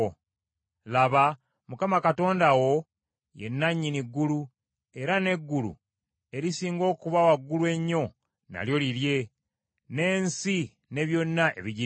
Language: Ganda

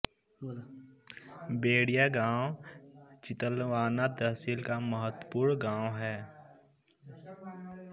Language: Hindi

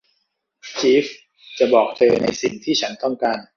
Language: Thai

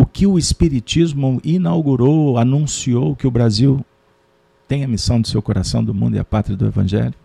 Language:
Portuguese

